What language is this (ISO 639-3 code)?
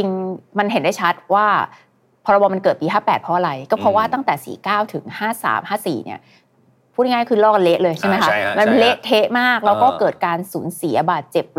tha